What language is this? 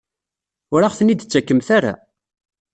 Kabyle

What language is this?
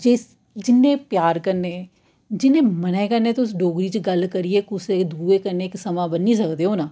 Dogri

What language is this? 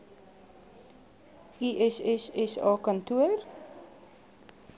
Afrikaans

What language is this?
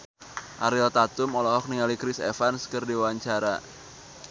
Sundanese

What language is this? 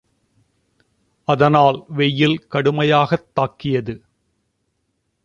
Tamil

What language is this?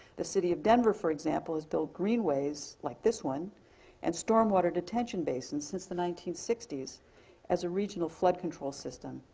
English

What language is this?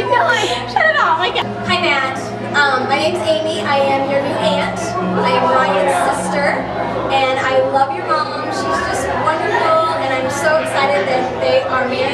English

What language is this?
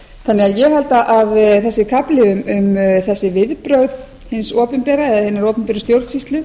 Icelandic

